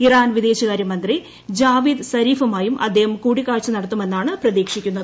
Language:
Malayalam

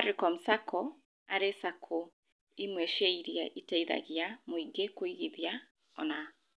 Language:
Kikuyu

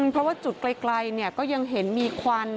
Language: Thai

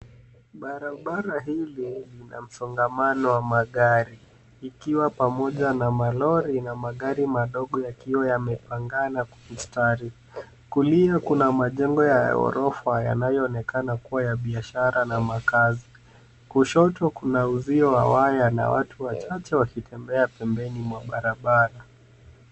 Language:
Swahili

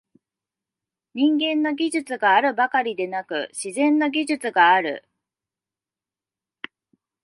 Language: Japanese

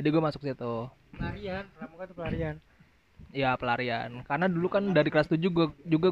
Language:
Indonesian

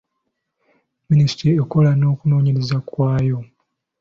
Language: Ganda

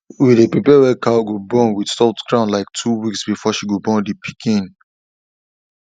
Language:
Nigerian Pidgin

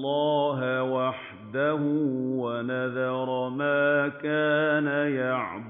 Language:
Arabic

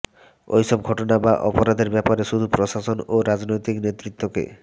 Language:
Bangla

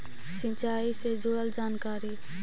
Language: Magahi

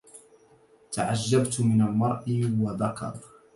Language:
Arabic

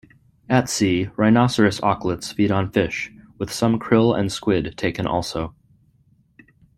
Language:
English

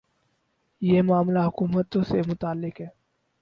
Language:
Urdu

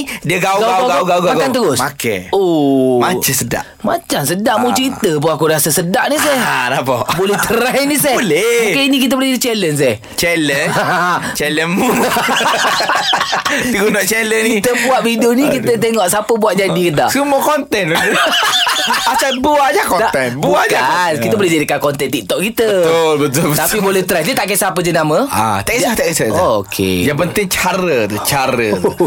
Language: Malay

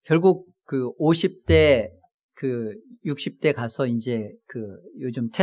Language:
Korean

